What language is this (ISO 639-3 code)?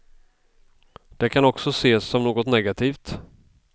swe